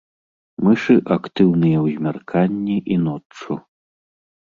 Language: Belarusian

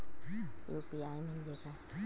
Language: Marathi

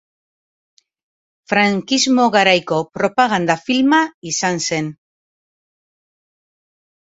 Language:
Basque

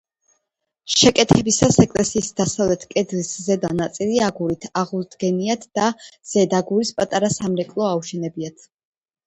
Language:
Georgian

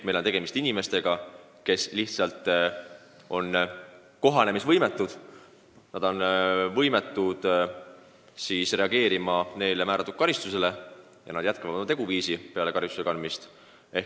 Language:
Estonian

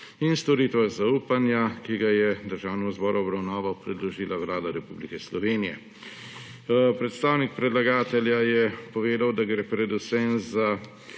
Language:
Slovenian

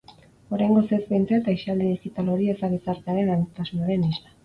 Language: Basque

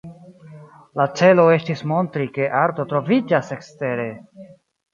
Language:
Esperanto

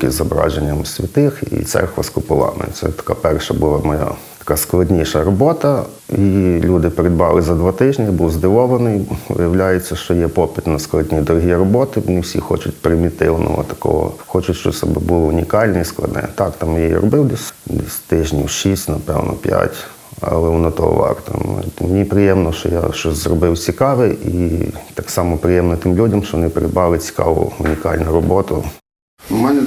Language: Ukrainian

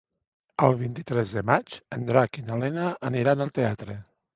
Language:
Catalan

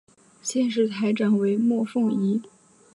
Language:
Chinese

